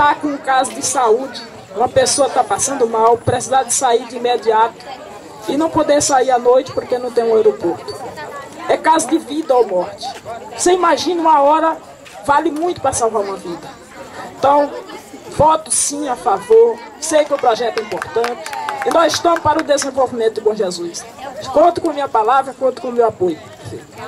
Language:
Portuguese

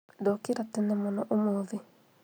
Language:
Kikuyu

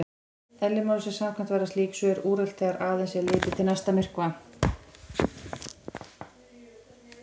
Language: Icelandic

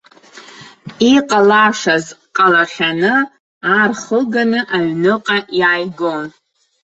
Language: Abkhazian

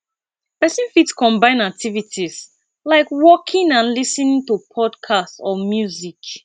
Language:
Nigerian Pidgin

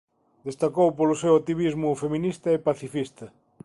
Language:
Galician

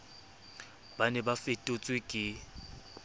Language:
Southern Sotho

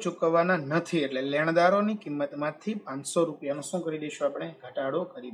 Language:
Hindi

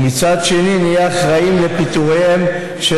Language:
Hebrew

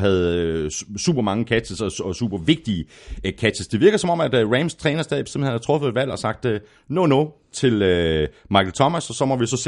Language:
Danish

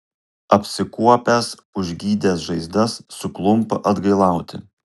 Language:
Lithuanian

